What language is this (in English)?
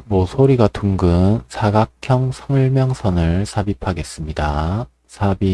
Korean